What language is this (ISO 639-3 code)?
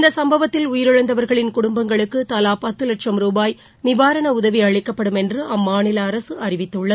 tam